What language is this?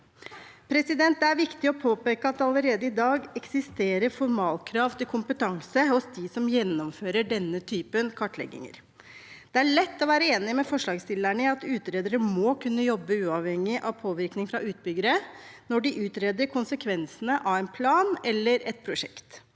Norwegian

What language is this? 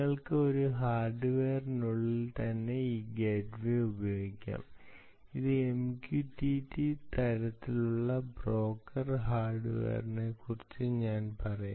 Malayalam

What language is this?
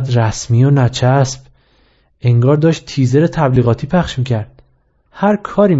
Persian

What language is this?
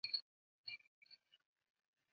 Chinese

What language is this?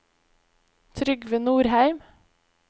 Norwegian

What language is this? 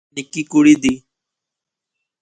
Pahari-Potwari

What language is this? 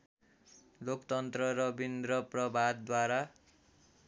Nepali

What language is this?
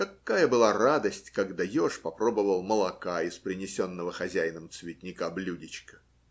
Russian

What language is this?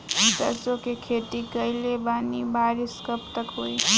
Bhojpuri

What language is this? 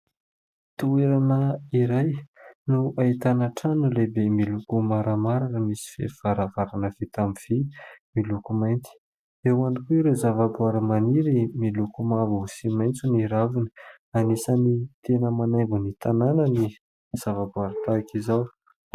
Malagasy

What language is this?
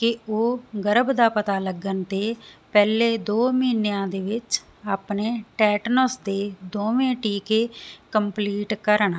Punjabi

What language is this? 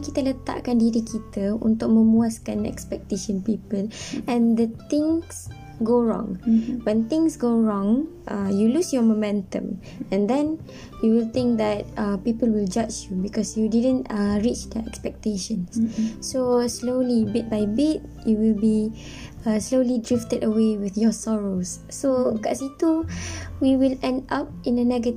Malay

